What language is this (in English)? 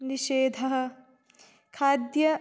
Sanskrit